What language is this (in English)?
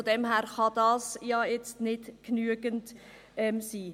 Swiss German